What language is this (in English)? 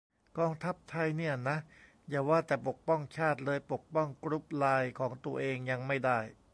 Thai